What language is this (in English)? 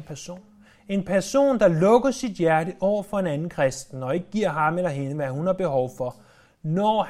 Danish